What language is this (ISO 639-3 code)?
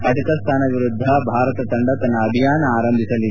kan